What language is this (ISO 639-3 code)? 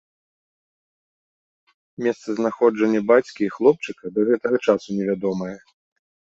bel